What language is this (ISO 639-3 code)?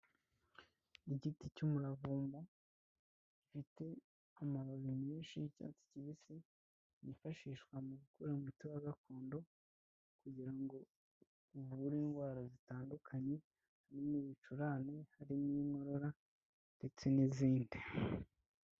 kin